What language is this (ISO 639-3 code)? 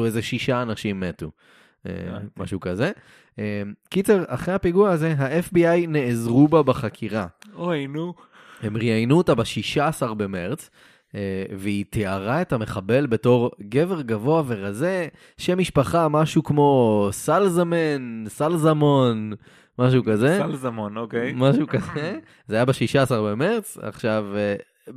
heb